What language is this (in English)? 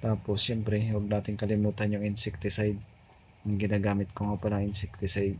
Filipino